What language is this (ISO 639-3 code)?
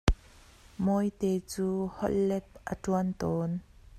cnh